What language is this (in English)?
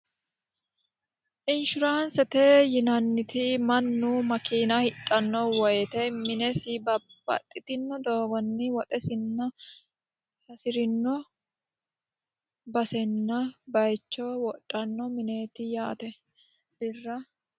Sidamo